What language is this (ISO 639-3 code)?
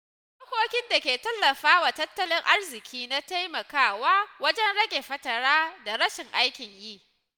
hau